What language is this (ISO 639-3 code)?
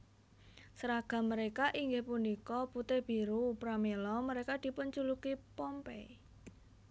jav